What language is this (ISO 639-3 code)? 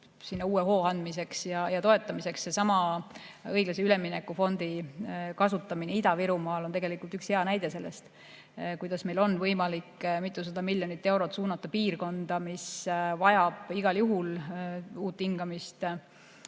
est